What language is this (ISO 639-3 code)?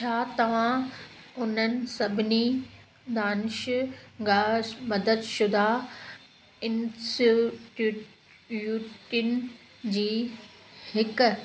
snd